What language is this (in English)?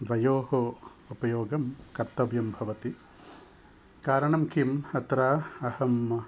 Sanskrit